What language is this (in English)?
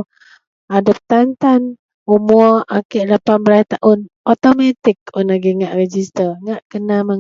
Central Melanau